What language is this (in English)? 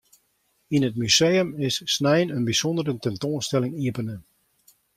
Western Frisian